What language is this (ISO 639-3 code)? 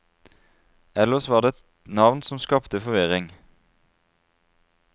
nor